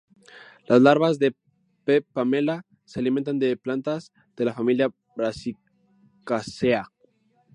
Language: Spanish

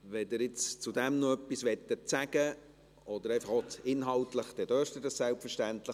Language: Swiss German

